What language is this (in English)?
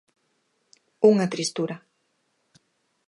Galician